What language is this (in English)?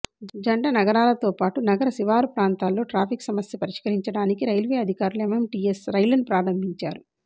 Telugu